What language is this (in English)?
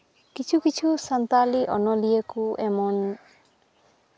Santali